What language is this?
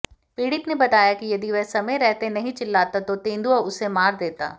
Hindi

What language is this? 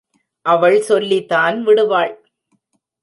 Tamil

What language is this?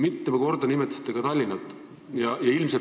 Estonian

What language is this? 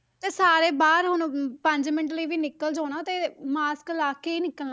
Punjabi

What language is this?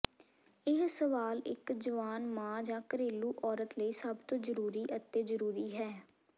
Punjabi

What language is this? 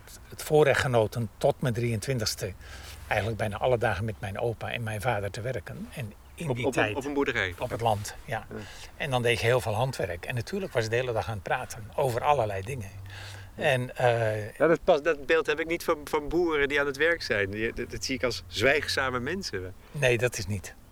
Dutch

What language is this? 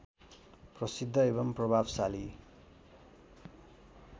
Nepali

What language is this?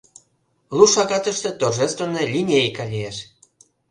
Mari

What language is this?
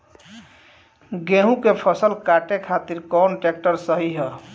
Bhojpuri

